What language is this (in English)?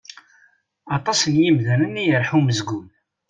Kabyle